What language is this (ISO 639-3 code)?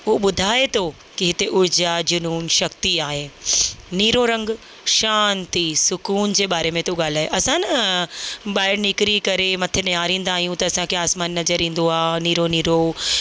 snd